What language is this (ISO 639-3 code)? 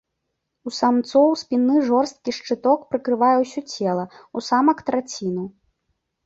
bel